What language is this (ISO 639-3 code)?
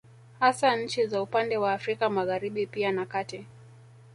swa